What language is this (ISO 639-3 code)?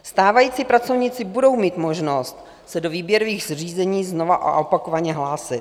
ces